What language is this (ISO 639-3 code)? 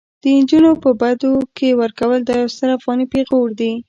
pus